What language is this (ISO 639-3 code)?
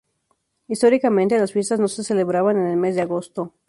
spa